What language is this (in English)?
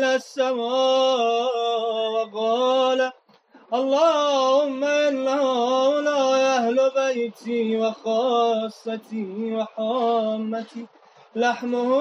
Urdu